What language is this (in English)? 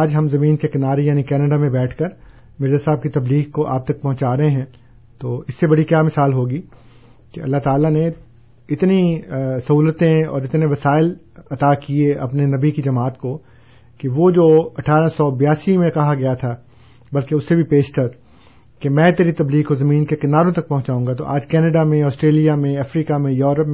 Urdu